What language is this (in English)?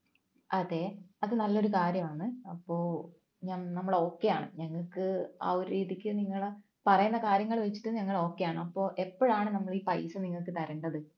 Malayalam